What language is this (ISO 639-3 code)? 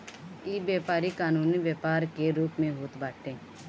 bho